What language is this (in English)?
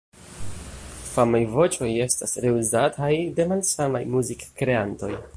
Esperanto